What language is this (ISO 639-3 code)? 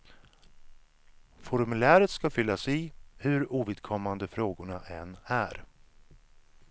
swe